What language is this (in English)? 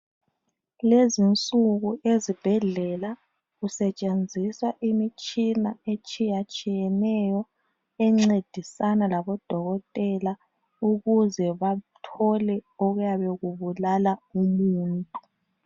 North Ndebele